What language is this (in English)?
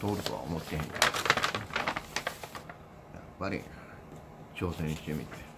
Japanese